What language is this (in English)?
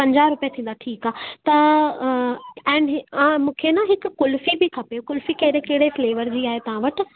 Sindhi